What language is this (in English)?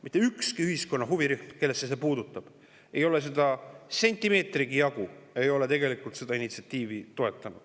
Estonian